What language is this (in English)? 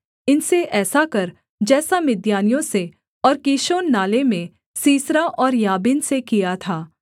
Hindi